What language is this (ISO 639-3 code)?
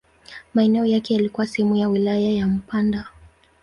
swa